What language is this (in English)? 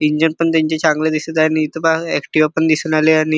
Marathi